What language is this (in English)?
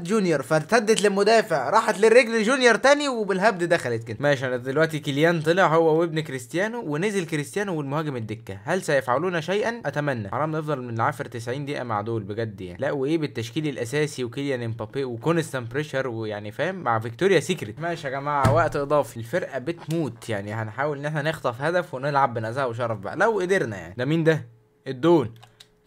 Arabic